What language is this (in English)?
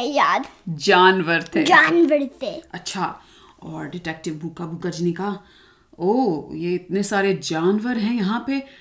Hindi